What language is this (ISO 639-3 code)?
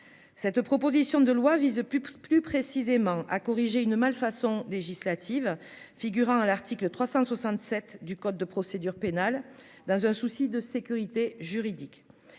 fra